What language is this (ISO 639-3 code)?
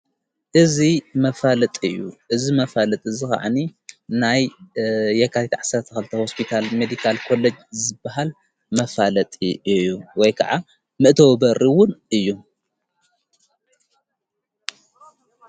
tir